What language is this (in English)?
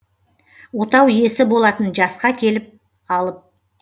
Kazakh